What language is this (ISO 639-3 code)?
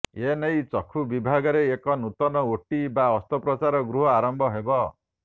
ori